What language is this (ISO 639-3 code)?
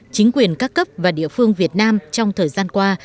vie